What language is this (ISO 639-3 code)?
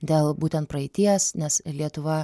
lit